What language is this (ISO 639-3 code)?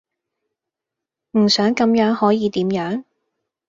yue